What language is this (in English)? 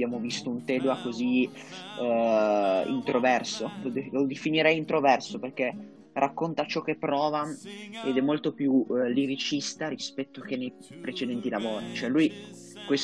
Italian